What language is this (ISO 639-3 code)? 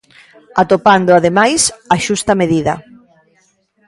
glg